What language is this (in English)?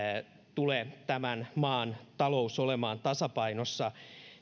Finnish